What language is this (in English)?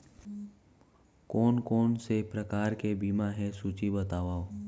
Chhattisgarhi